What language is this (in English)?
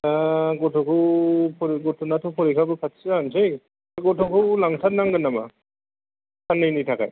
Bodo